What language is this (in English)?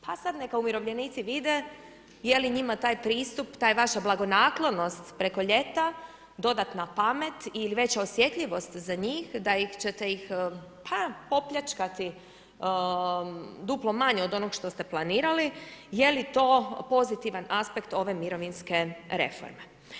Croatian